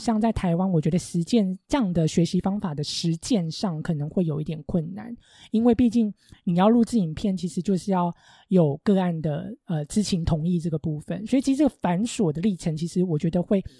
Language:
Chinese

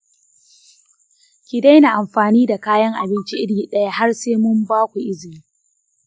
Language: Hausa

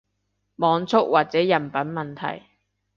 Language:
Cantonese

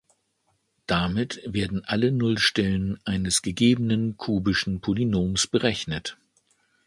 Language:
German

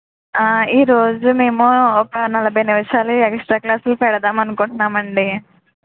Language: Telugu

